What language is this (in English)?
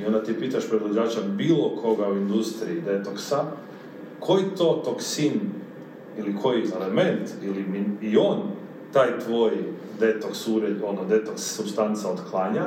Croatian